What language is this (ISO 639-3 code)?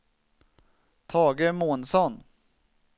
swe